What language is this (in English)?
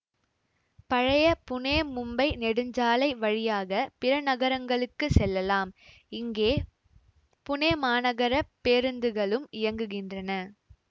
Tamil